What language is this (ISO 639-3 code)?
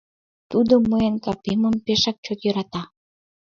chm